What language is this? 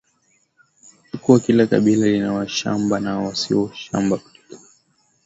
Swahili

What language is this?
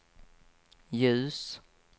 Swedish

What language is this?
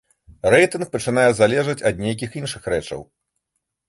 Belarusian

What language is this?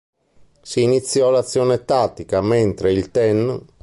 Italian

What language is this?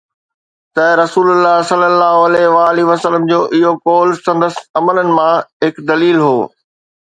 Sindhi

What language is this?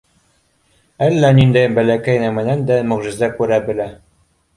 Bashkir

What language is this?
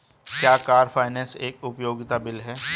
Hindi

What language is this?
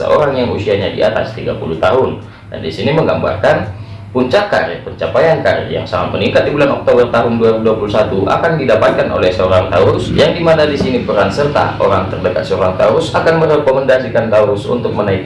Indonesian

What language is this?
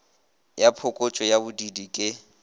Northern Sotho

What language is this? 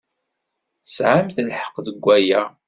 Kabyle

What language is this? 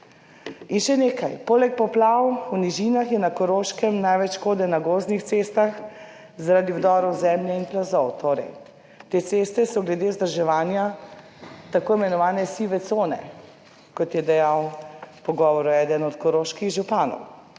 Slovenian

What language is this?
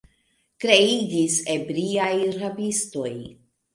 Esperanto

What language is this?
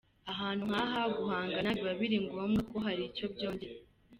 Kinyarwanda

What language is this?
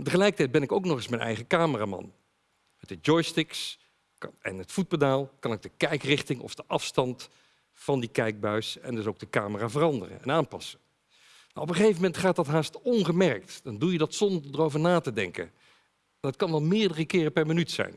Dutch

